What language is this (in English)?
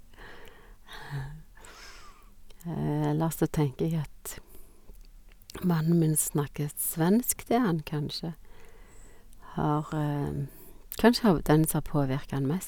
Norwegian